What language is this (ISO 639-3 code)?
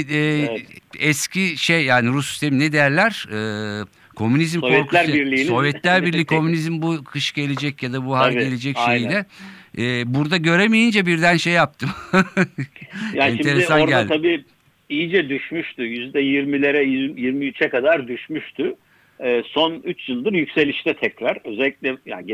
tur